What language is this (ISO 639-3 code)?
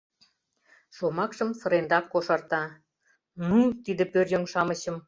chm